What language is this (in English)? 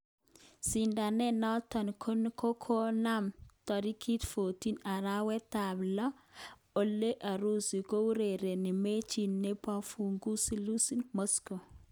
Kalenjin